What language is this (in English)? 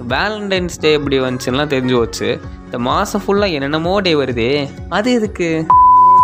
Tamil